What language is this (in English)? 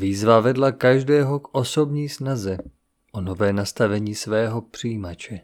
Czech